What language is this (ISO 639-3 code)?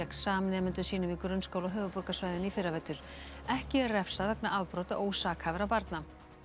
isl